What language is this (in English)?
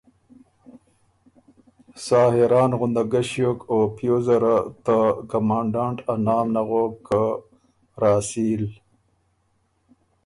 Ormuri